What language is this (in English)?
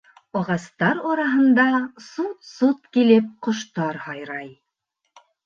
Bashkir